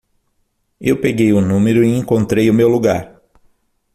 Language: Portuguese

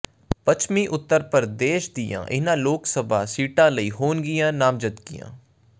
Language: Punjabi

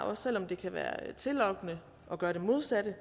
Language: Danish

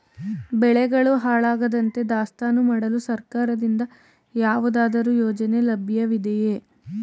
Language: Kannada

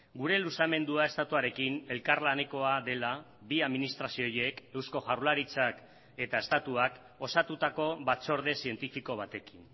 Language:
Basque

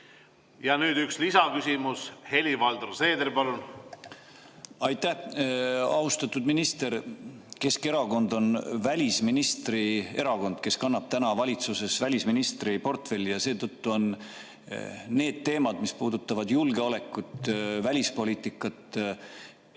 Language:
Estonian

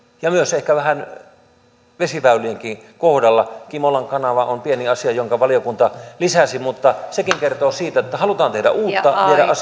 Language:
Finnish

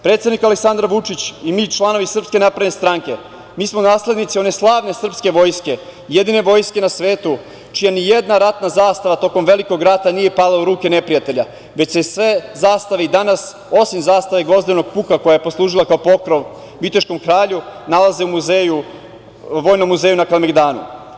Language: Serbian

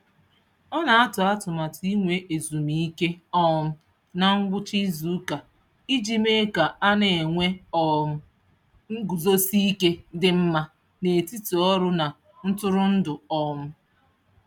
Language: Igbo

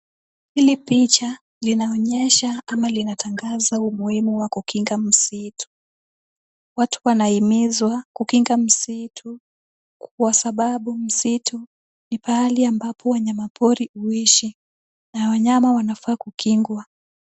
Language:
Swahili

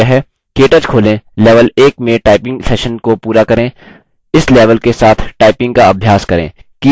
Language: Hindi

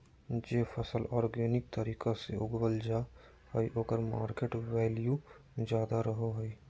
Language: Magahi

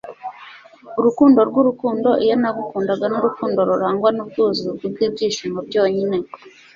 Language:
Kinyarwanda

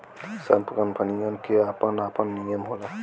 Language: Bhojpuri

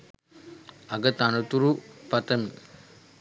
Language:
Sinhala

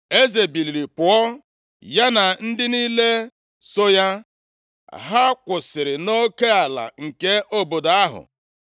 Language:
Igbo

